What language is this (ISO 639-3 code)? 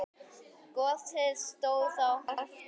isl